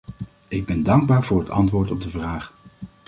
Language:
Dutch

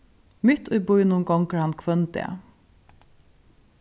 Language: Faroese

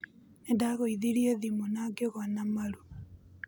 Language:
Kikuyu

